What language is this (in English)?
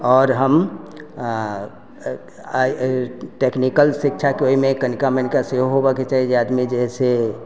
Maithili